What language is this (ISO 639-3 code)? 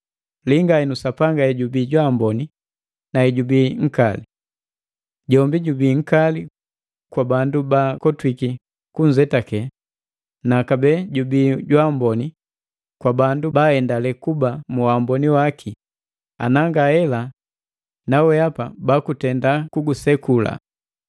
mgv